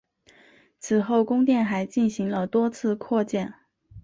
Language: Chinese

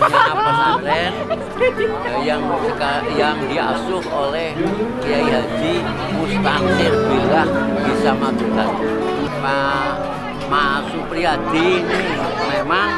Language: Indonesian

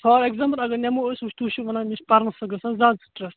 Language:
Kashmiri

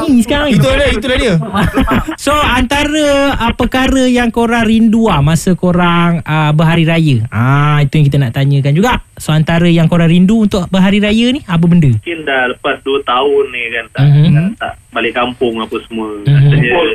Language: Malay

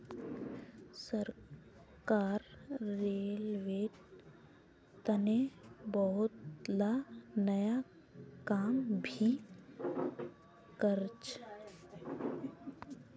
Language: Magahi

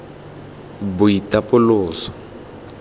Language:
Tswana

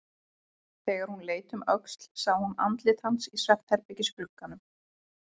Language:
Icelandic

